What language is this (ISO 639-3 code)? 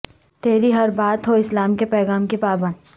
urd